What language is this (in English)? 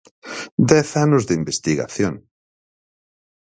Galician